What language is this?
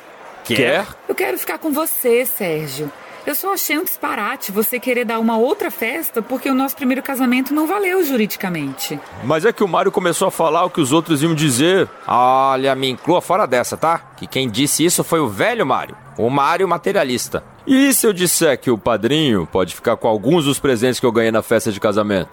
Portuguese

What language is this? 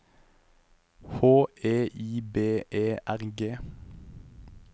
Norwegian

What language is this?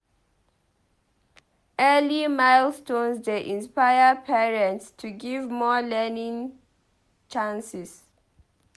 Nigerian Pidgin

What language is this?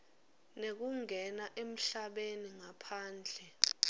Swati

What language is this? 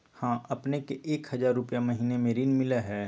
Magahi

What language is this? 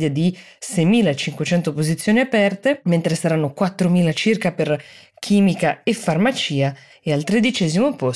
Italian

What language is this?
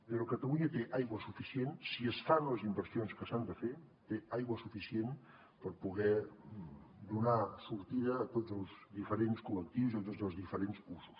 Catalan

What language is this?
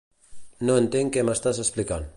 Catalan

